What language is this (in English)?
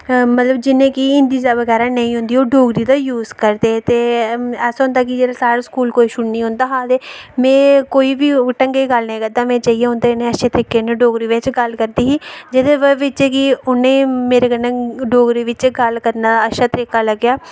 Dogri